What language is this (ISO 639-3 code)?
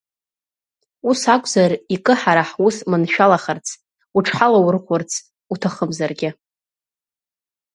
abk